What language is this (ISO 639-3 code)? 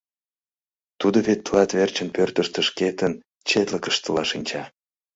chm